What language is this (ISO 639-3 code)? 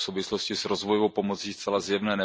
ces